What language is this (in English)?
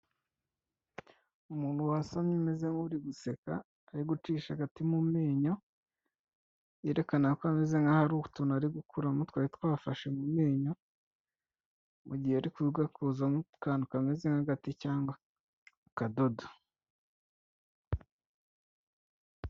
Kinyarwanda